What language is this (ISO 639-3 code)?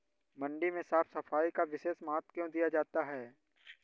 hin